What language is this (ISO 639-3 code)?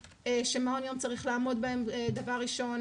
heb